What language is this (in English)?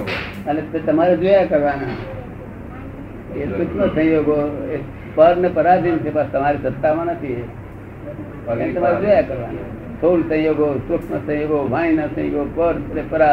Gujarati